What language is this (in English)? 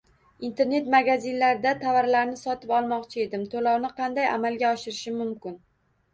Uzbek